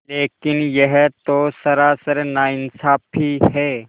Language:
Hindi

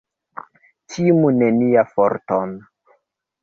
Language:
Esperanto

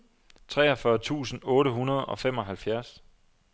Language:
Danish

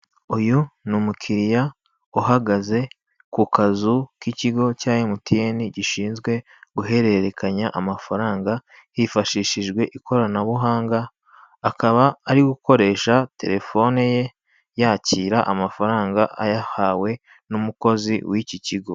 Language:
Kinyarwanda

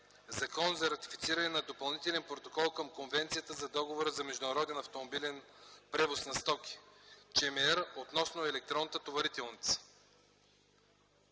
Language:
Bulgarian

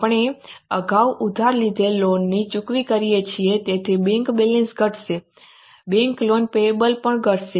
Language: Gujarati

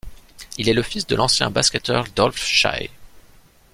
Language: French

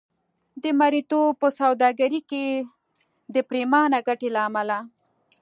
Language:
Pashto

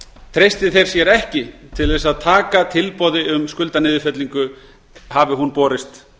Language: Icelandic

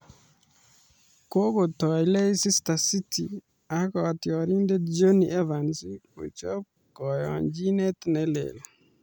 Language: Kalenjin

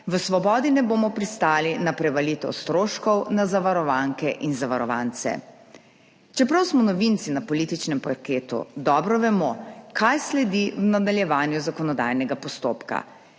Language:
Slovenian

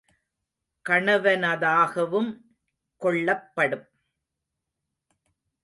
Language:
Tamil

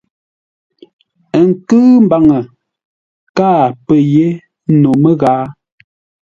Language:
Ngombale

